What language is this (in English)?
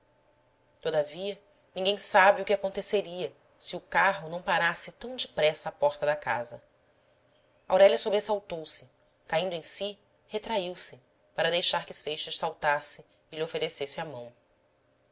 Portuguese